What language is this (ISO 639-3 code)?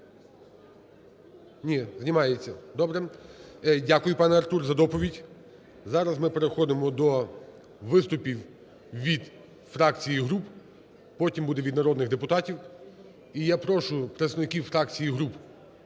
ukr